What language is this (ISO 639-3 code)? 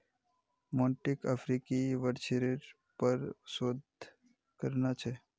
mag